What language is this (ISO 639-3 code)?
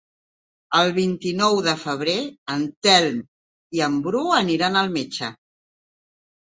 cat